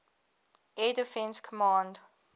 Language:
English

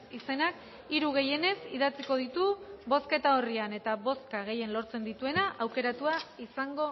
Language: Basque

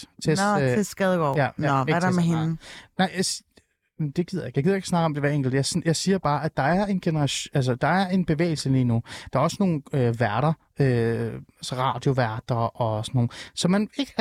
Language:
Danish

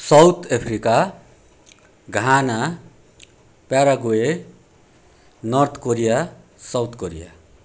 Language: Nepali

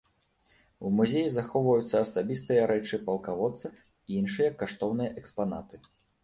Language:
Belarusian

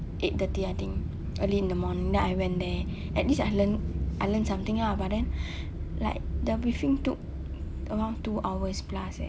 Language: English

